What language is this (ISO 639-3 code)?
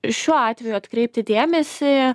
lit